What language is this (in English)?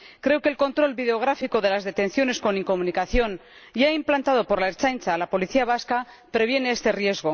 Spanish